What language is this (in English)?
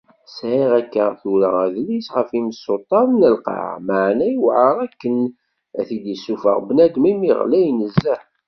Kabyle